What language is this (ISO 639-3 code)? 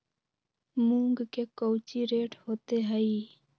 mag